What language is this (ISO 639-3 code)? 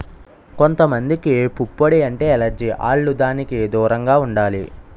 tel